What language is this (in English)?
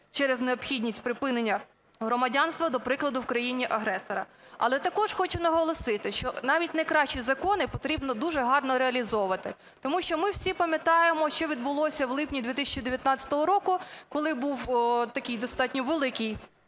Ukrainian